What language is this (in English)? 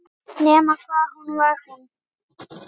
Icelandic